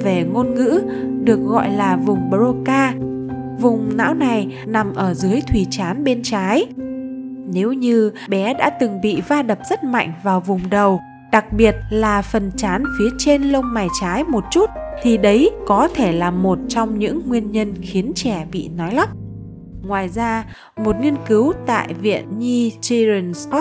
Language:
Vietnamese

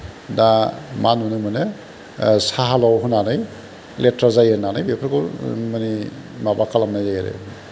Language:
Bodo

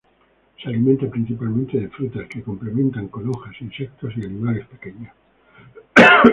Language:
Spanish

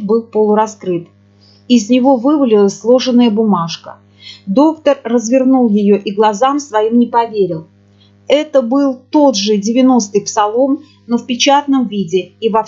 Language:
Russian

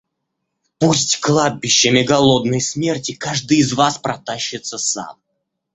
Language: Russian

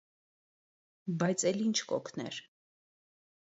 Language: Armenian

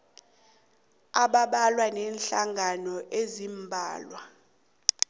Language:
South Ndebele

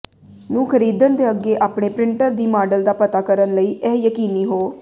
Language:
Punjabi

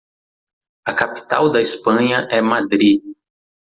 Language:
Portuguese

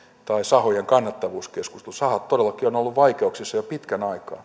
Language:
Finnish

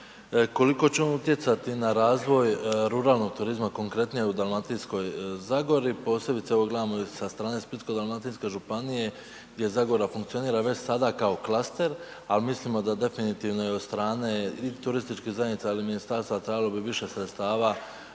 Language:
Croatian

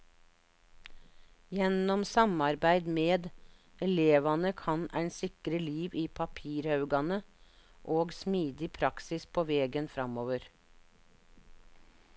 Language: Norwegian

